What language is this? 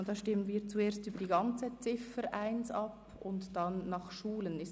Swiss German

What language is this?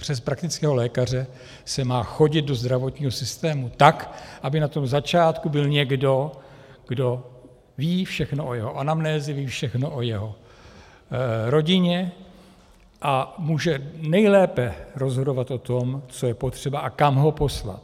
Czech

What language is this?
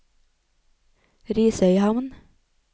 Norwegian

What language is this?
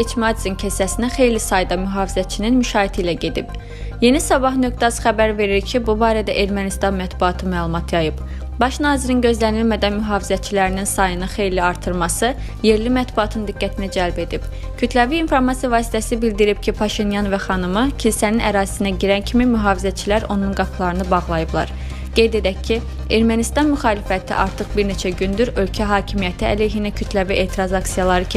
Turkish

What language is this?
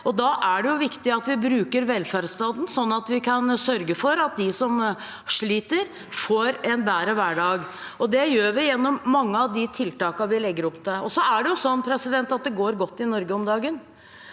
Norwegian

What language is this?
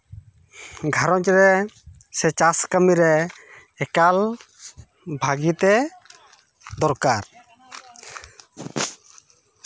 Santali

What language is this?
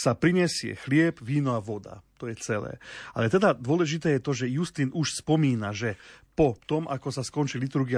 Slovak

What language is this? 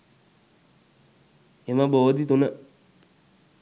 Sinhala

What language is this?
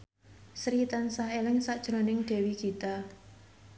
Javanese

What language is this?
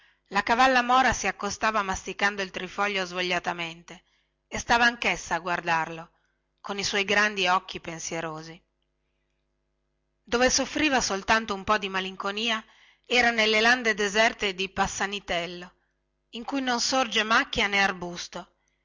Italian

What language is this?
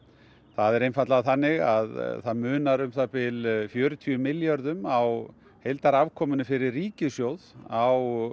Icelandic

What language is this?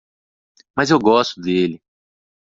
Portuguese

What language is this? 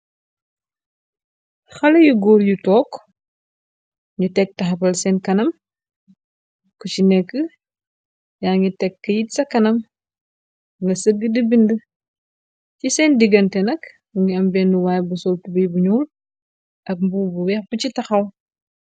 Wolof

